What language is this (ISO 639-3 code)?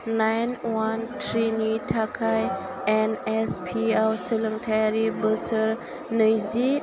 brx